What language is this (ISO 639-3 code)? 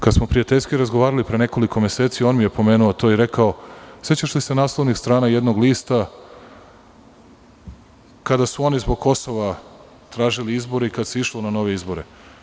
srp